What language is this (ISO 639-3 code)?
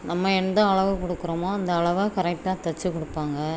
tam